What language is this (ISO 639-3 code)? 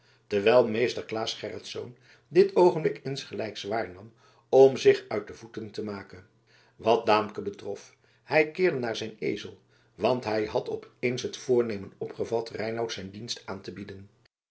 nld